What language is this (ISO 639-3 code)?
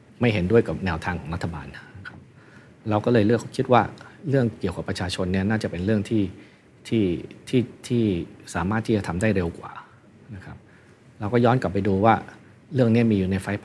tha